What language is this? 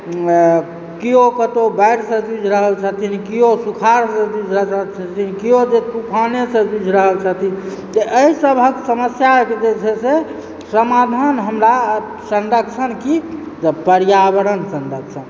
Maithili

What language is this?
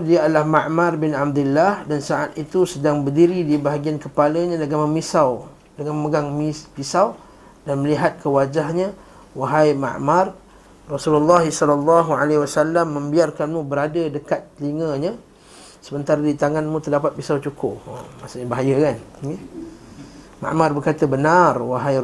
Malay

